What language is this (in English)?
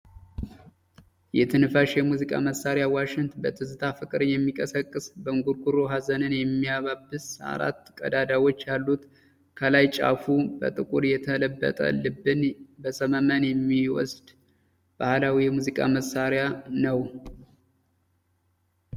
Amharic